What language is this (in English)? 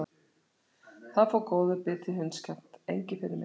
Icelandic